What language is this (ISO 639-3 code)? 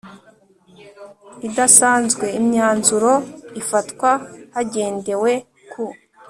kin